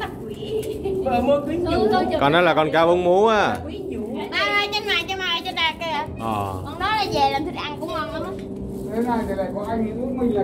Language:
Vietnamese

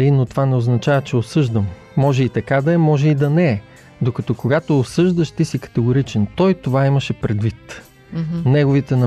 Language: Bulgarian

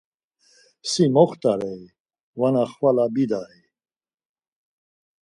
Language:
Laz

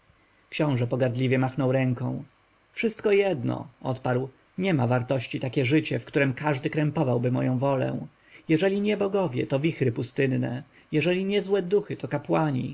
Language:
Polish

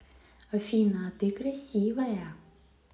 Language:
Russian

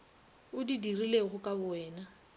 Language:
Northern Sotho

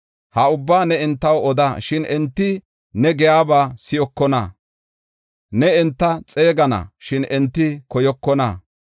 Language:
Gofa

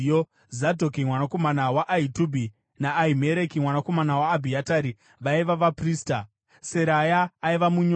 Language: Shona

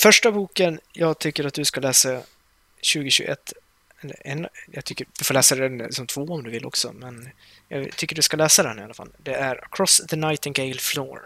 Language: Swedish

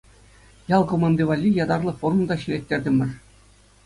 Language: Chuvash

